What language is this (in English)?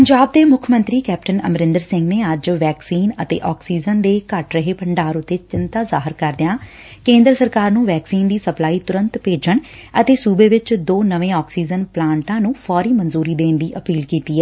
Punjabi